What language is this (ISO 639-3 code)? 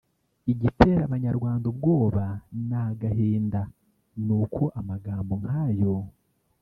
kin